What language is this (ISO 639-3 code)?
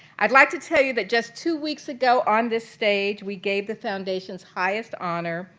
eng